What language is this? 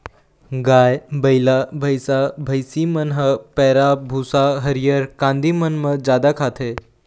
Chhattisgarhi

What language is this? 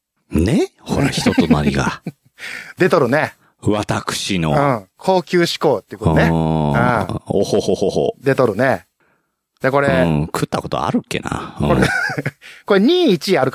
Japanese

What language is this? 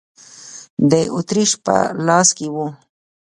Pashto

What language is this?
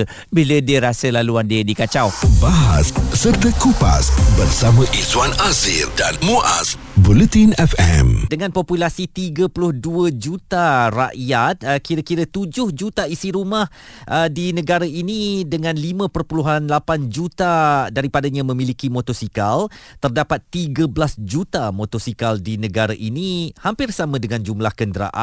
Malay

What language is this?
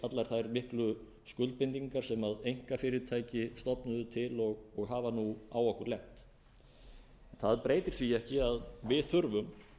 Icelandic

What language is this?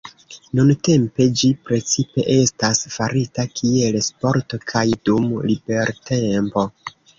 Esperanto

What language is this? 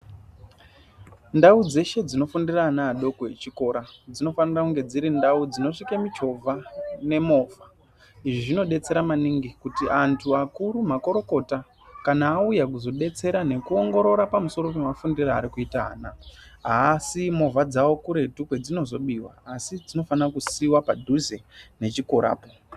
Ndau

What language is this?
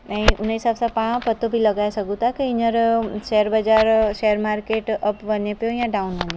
Sindhi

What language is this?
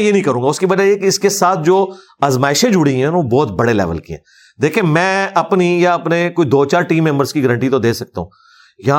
Urdu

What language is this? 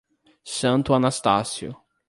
Portuguese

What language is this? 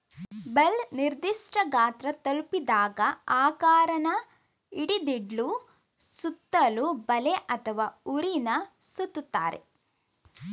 Kannada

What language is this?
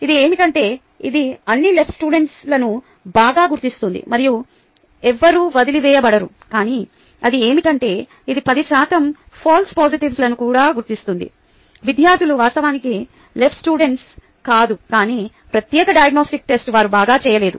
Telugu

